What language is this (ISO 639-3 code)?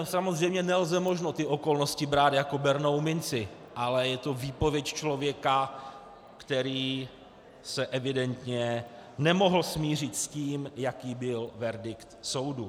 ces